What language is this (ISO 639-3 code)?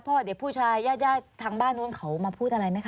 tha